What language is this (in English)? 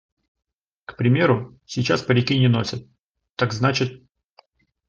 Russian